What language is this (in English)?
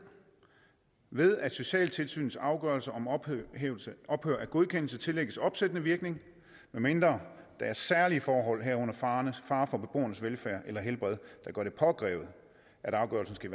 Danish